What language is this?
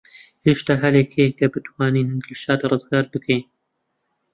Central Kurdish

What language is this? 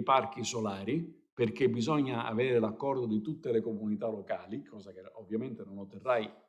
Italian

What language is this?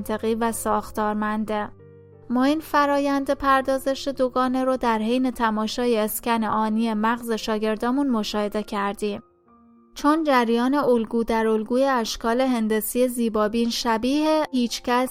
Persian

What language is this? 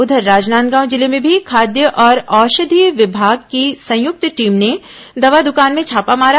Hindi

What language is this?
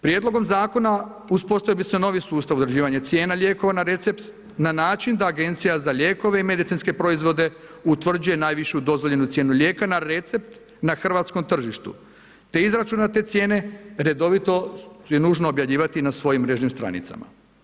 Croatian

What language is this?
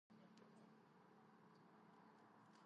Georgian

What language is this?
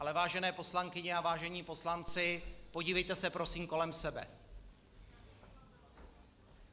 Czech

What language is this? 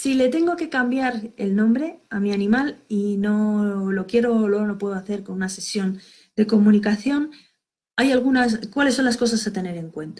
Spanish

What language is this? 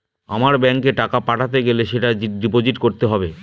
Bangla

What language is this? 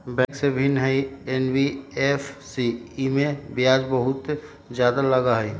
Magahi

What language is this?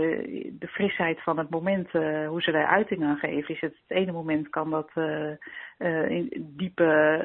Dutch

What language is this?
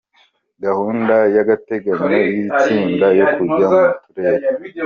Kinyarwanda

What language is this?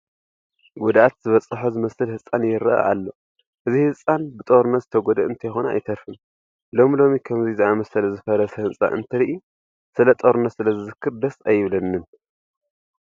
Tigrinya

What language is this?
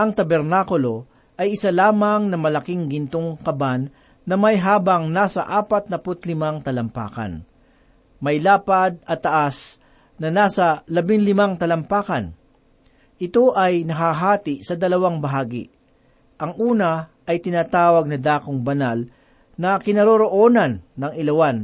Filipino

